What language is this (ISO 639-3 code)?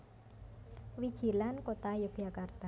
jav